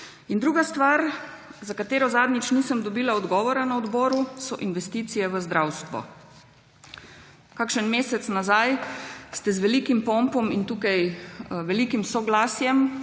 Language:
Slovenian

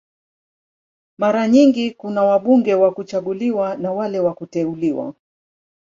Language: Swahili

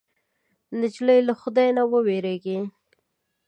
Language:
Pashto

